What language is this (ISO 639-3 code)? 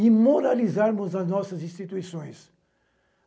por